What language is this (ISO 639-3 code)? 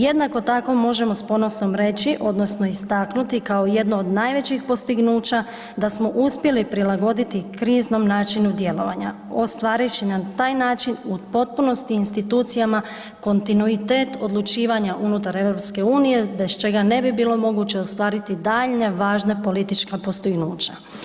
hrv